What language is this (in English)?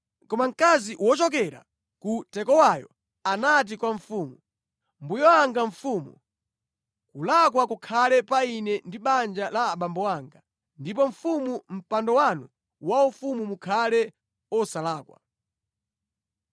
Nyanja